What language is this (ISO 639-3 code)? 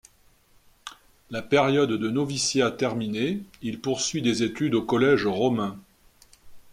fra